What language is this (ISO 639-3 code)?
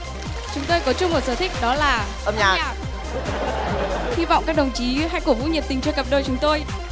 vie